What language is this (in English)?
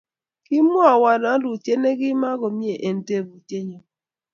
Kalenjin